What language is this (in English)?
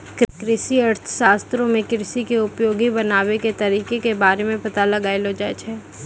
Maithili